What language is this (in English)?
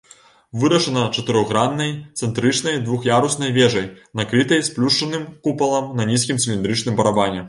Belarusian